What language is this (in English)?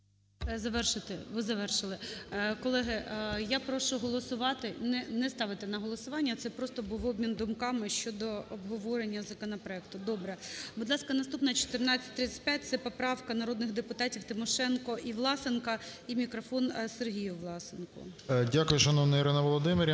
Ukrainian